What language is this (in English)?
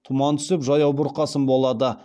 Kazakh